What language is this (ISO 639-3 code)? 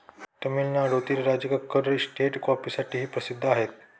mar